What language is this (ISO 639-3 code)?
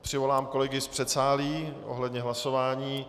ces